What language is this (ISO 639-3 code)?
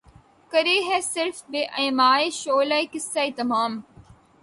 urd